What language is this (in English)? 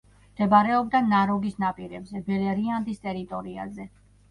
Georgian